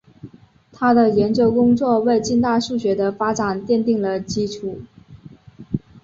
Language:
Chinese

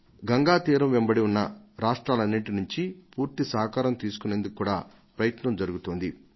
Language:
Telugu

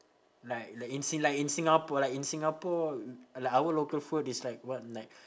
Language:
English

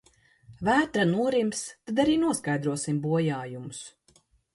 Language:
Latvian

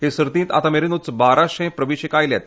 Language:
Konkani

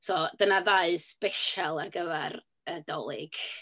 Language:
Welsh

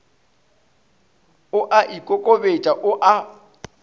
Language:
Northern Sotho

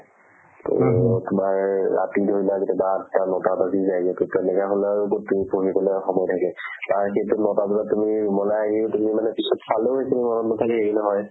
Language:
Assamese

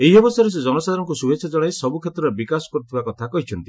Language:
Odia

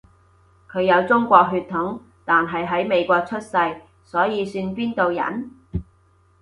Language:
Cantonese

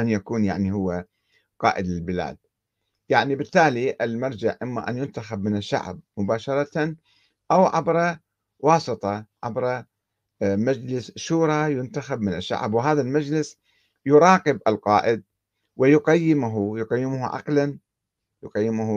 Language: Arabic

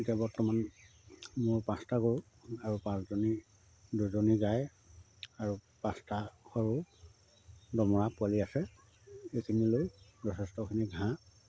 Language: Assamese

